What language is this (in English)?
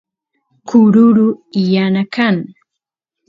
Santiago del Estero Quichua